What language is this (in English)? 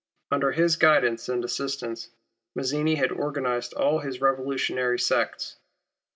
English